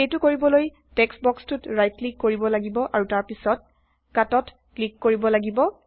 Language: Assamese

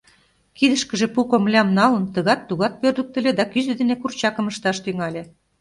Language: Mari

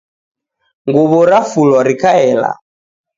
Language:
Taita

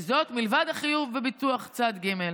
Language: Hebrew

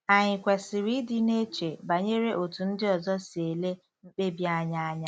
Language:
Igbo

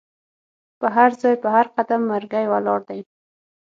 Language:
Pashto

